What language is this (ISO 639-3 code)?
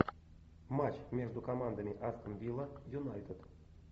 rus